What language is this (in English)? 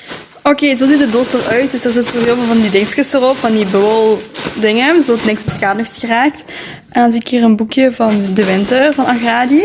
Dutch